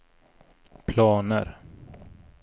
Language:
Swedish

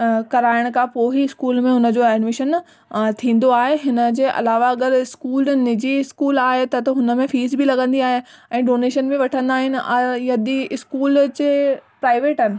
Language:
Sindhi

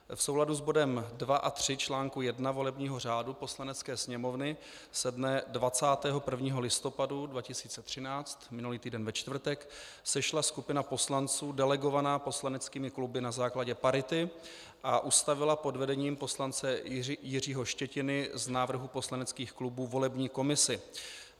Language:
Czech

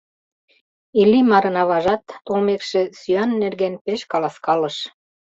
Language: Mari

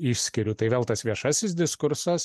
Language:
Lithuanian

